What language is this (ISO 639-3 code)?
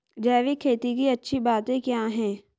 hin